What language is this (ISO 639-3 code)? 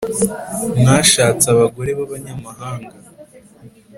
kin